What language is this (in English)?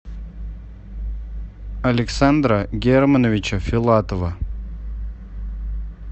Russian